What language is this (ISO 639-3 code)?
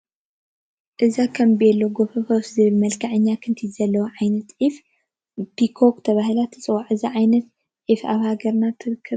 tir